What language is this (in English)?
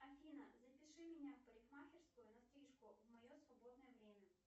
Russian